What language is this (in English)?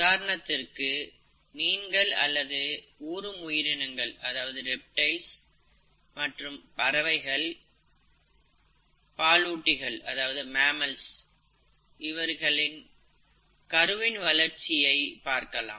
Tamil